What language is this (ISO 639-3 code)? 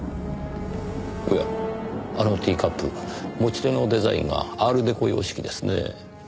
jpn